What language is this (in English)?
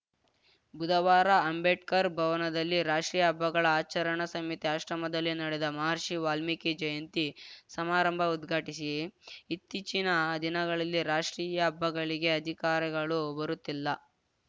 Kannada